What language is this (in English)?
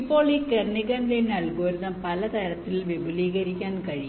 Malayalam